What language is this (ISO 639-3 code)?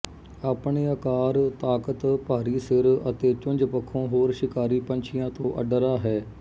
pan